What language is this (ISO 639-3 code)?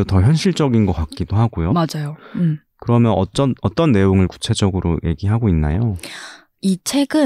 kor